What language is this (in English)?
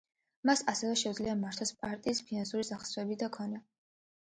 Georgian